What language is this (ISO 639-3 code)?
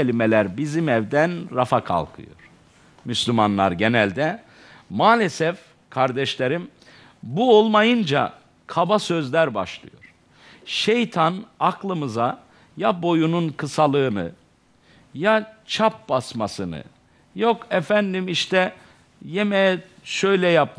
tur